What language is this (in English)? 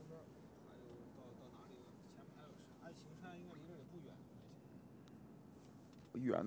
Chinese